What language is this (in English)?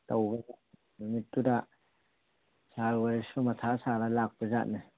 Manipuri